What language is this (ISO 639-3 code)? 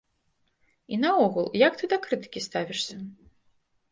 bel